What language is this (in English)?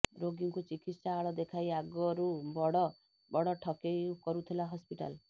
Odia